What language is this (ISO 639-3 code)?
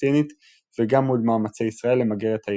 heb